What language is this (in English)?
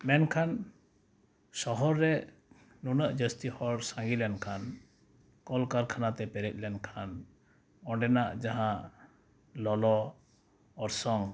Santali